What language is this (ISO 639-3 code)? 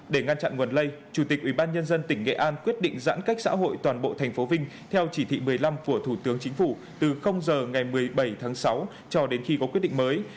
vie